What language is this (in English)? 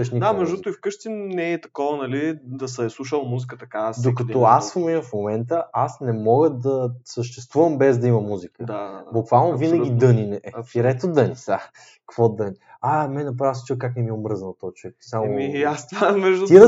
Bulgarian